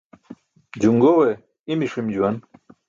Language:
Burushaski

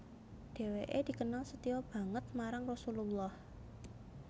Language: Javanese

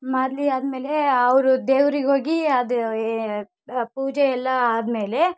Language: Kannada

